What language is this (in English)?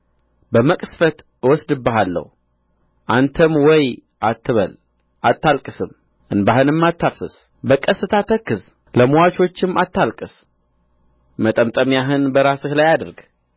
Amharic